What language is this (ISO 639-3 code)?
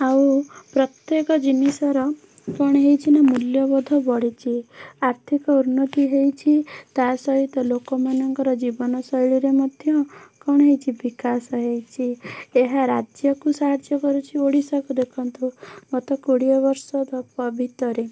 ori